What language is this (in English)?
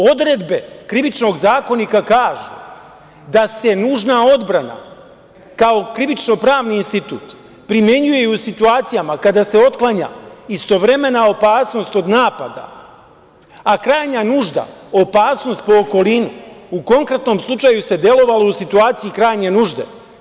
Serbian